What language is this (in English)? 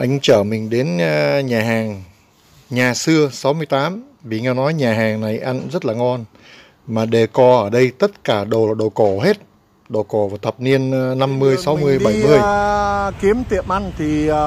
Vietnamese